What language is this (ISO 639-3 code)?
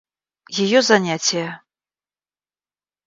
rus